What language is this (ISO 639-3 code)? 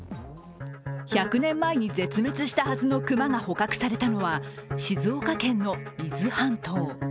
jpn